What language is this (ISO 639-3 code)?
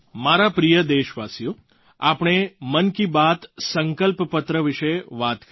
guj